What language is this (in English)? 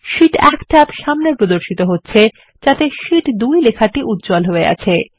Bangla